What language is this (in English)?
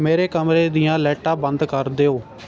Punjabi